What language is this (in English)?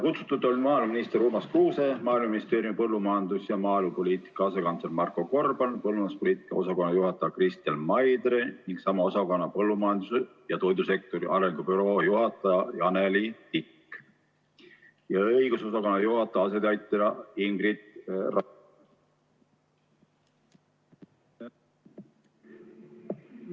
Estonian